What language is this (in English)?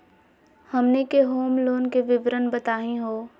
Magahi